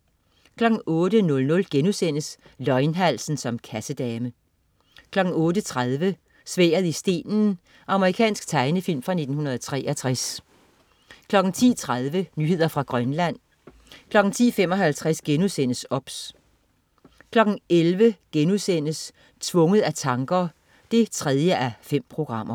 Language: Danish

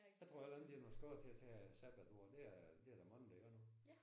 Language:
Danish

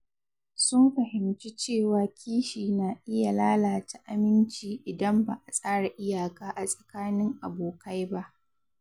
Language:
Hausa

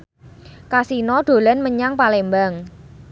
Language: Javanese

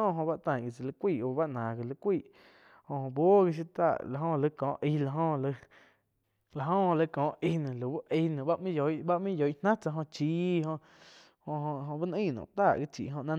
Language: Quiotepec Chinantec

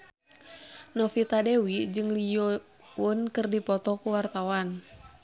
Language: Sundanese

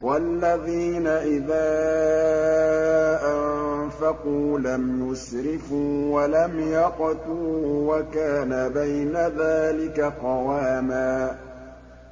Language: Arabic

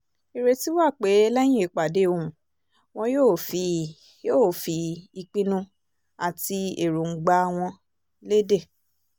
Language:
Yoruba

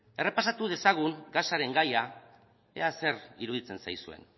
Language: Basque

